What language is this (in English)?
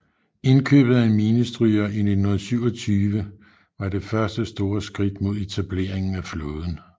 Danish